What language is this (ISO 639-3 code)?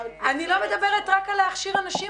heb